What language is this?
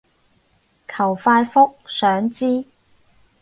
Cantonese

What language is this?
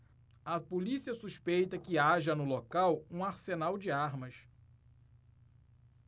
Portuguese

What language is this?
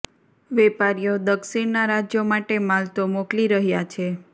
Gujarati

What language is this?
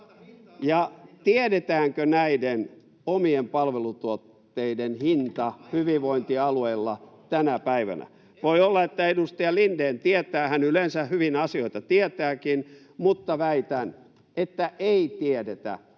Finnish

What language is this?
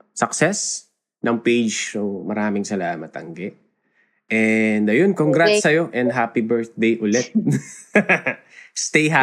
Filipino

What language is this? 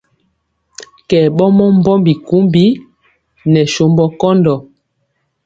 Mpiemo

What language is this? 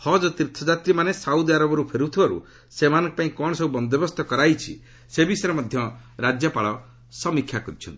Odia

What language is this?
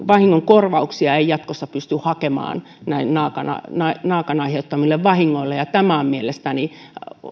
Finnish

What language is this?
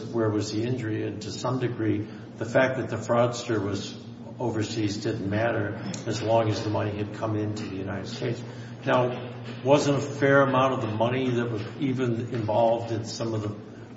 English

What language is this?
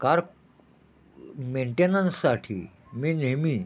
Marathi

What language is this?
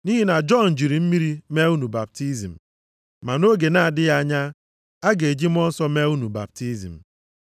Igbo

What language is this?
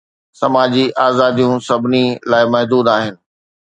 Sindhi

